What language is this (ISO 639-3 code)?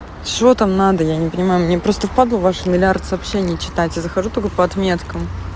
rus